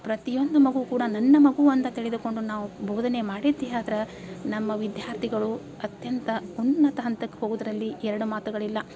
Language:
Kannada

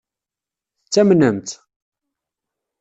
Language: Kabyle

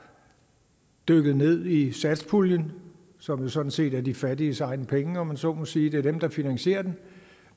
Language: Danish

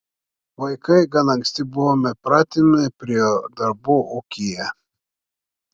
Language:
Lithuanian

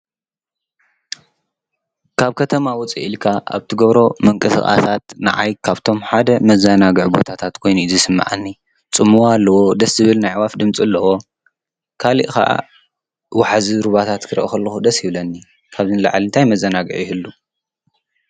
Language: Tigrinya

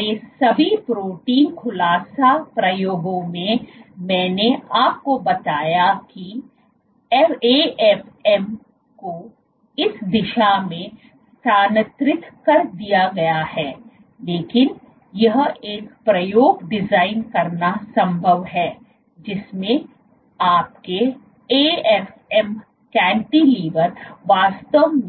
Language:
Hindi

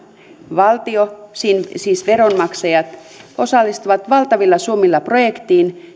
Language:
Finnish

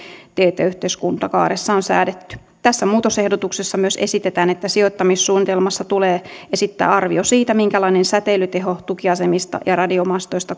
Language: Finnish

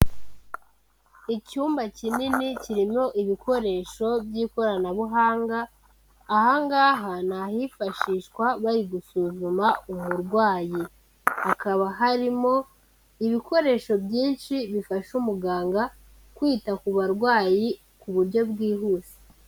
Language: Kinyarwanda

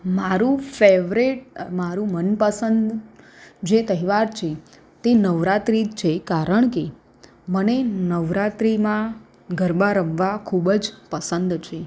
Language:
Gujarati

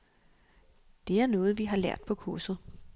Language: Danish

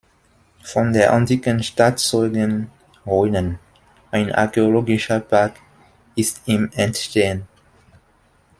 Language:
German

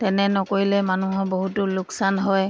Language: Assamese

